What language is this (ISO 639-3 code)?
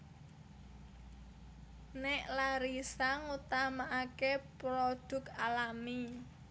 jav